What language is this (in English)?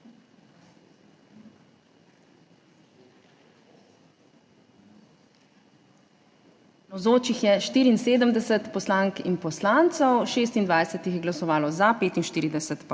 Slovenian